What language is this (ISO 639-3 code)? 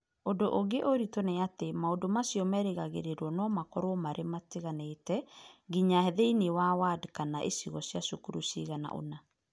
kik